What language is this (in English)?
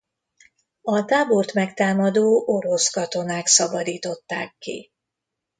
Hungarian